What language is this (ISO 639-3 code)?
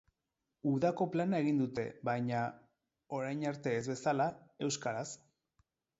eus